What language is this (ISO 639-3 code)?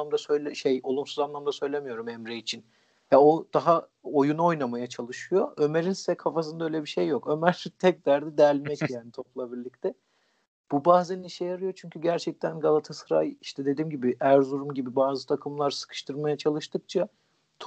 tur